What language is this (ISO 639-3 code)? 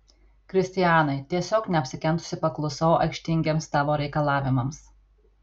lit